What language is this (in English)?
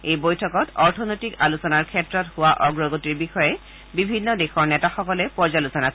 Assamese